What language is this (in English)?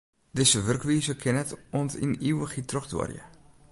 Western Frisian